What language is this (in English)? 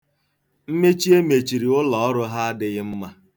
Igbo